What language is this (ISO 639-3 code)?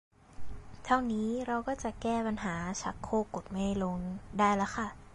tha